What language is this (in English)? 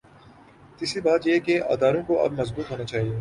Urdu